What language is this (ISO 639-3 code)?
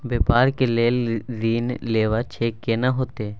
mai